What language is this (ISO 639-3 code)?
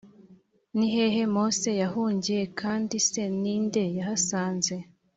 kin